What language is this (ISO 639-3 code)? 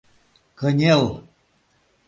chm